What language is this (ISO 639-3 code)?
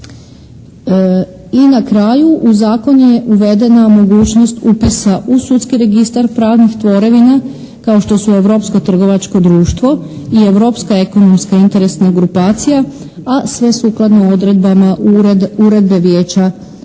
hrv